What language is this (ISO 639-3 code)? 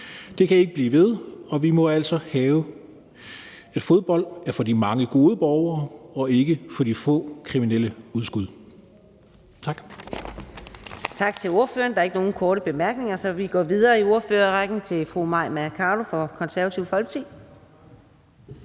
dan